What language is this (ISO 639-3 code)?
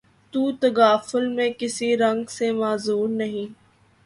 urd